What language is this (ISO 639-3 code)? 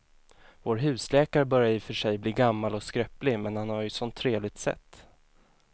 swe